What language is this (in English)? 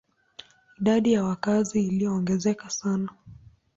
Swahili